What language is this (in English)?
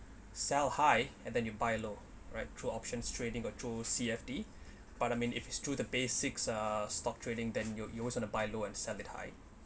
English